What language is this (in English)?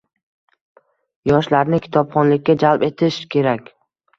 Uzbek